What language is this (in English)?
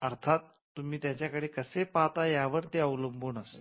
Marathi